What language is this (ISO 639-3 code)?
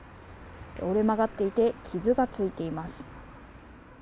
jpn